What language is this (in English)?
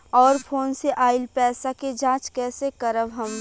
Bhojpuri